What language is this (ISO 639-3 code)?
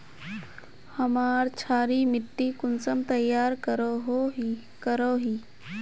mag